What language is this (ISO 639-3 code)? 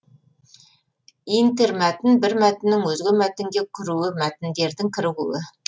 kaz